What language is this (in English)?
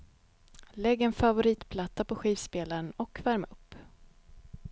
Swedish